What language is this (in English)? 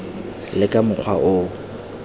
Tswana